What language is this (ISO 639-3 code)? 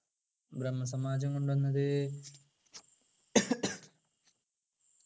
mal